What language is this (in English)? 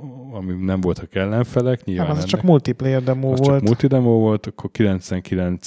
Hungarian